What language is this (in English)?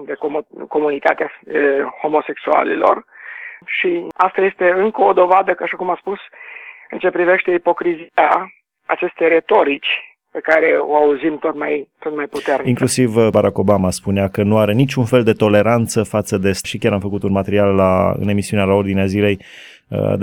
Romanian